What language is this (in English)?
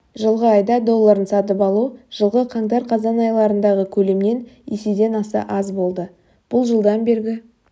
Kazakh